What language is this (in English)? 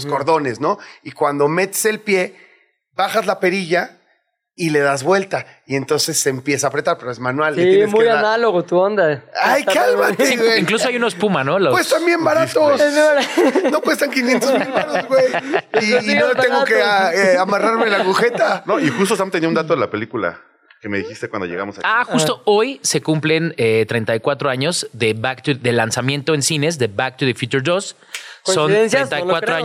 Spanish